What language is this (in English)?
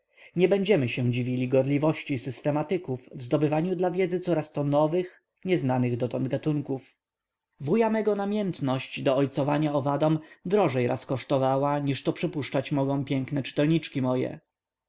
Polish